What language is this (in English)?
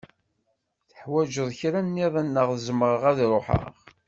Kabyle